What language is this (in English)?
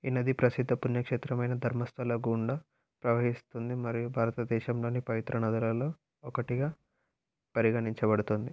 Telugu